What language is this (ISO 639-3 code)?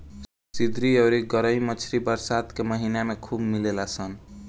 bho